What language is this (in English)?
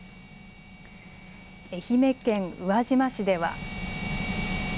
Japanese